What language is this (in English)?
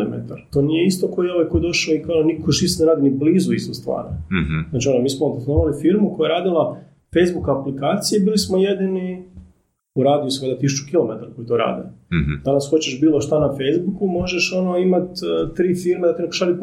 Croatian